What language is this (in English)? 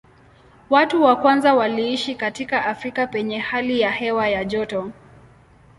Swahili